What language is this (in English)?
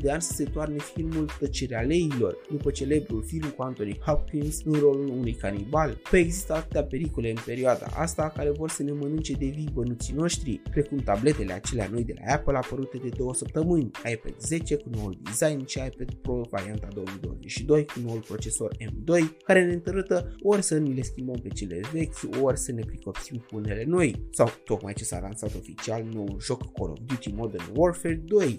Romanian